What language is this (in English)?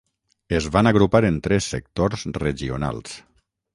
Catalan